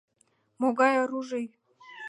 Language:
Mari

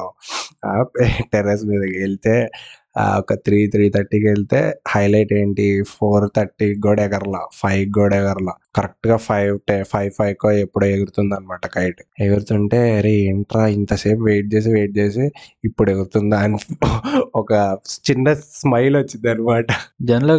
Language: Telugu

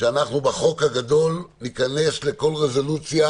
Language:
Hebrew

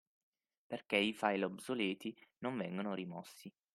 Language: Italian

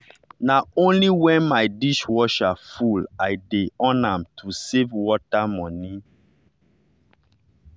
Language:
Nigerian Pidgin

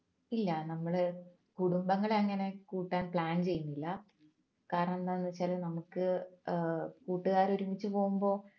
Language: Malayalam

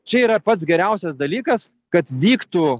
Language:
Lithuanian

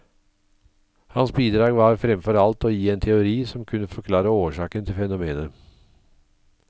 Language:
Norwegian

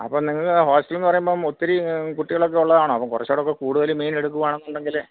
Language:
Malayalam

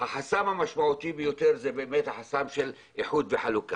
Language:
Hebrew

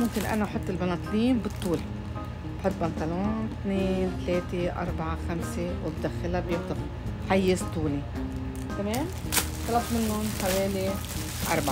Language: Arabic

